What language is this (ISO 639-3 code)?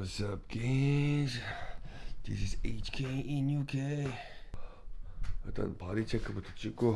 kor